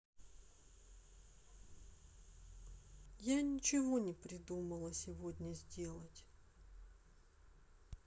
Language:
Russian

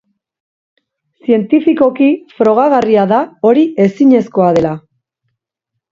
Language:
Basque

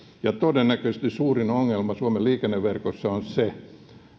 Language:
Finnish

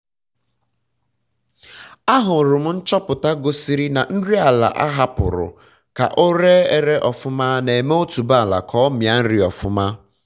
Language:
Igbo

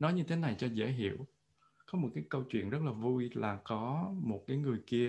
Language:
Vietnamese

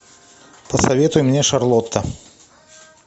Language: Russian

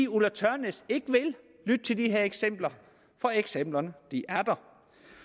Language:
Danish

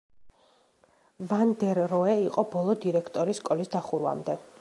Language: Georgian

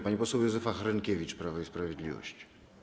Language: Polish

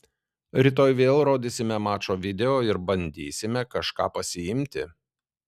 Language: Lithuanian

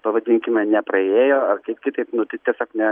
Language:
Lithuanian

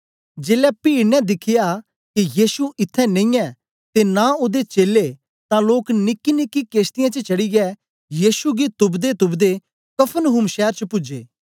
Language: Dogri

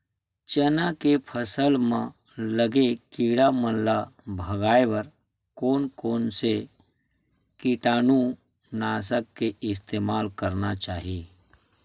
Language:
Chhattisgarhi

